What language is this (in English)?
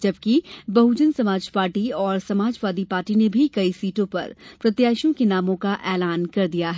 Hindi